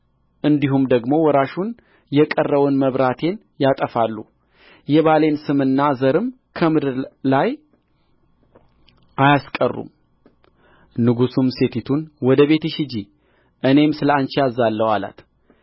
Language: Amharic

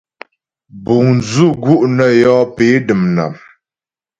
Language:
Ghomala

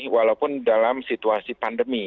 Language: Indonesian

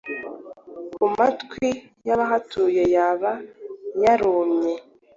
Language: Kinyarwanda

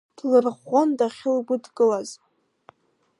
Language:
Abkhazian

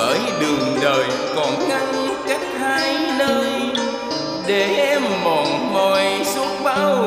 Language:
Vietnamese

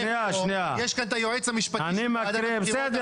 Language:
Hebrew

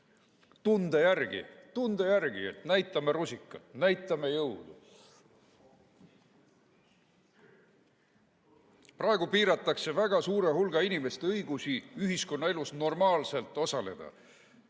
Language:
Estonian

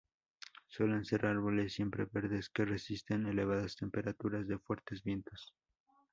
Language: Spanish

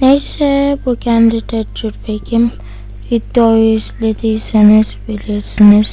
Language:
Turkish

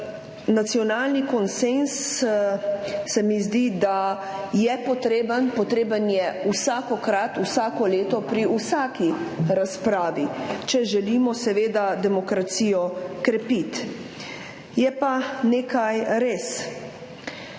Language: Slovenian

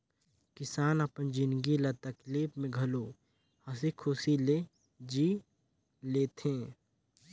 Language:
Chhattisgarhi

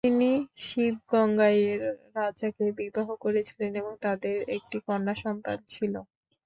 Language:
Bangla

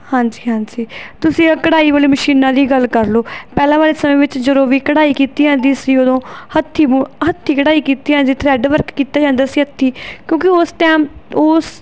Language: Punjabi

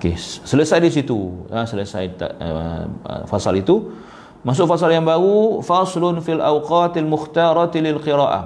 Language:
Malay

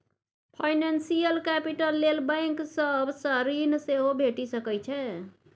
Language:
Maithili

